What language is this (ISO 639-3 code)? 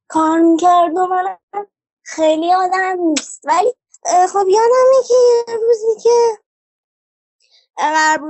fas